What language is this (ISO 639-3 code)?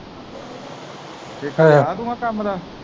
pan